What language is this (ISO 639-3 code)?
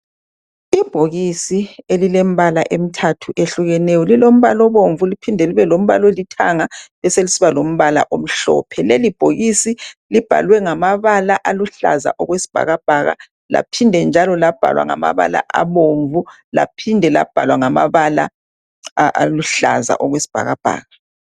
nde